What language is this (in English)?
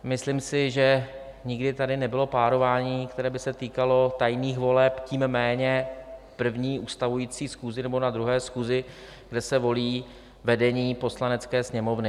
Czech